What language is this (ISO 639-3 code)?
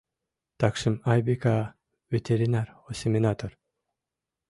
chm